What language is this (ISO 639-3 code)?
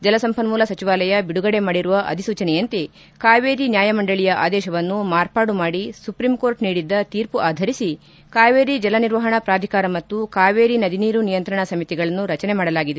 kan